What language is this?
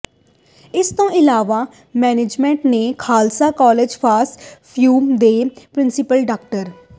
Punjabi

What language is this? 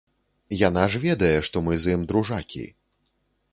Belarusian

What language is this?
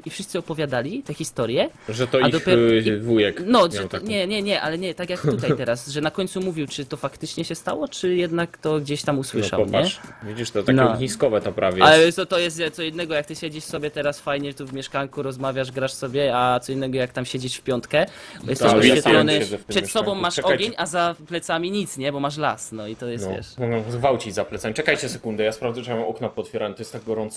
Polish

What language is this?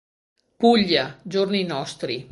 Italian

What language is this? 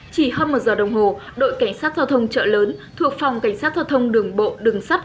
Vietnamese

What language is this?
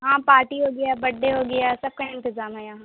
Urdu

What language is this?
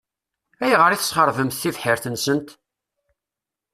Kabyle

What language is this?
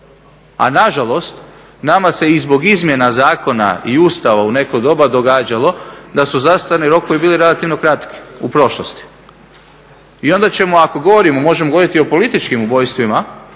Croatian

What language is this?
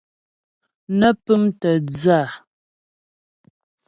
Ghomala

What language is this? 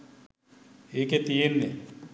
Sinhala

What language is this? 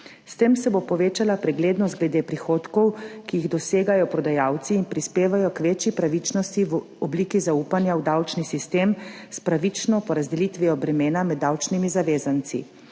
Slovenian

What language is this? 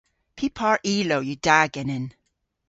Cornish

